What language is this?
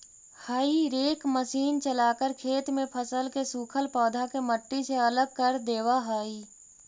Magahi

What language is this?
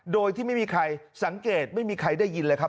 Thai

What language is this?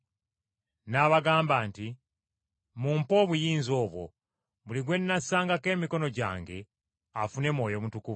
Ganda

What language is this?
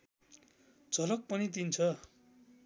Nepali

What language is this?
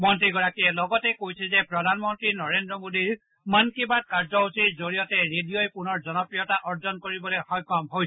Assamese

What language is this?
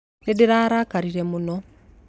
Kikuyu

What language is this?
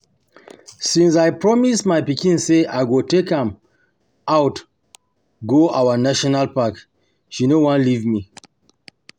Nigerian Pidgin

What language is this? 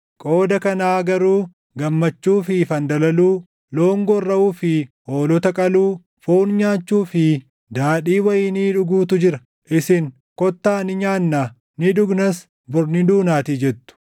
Oromo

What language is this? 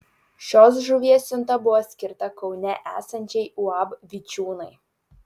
Lithuanian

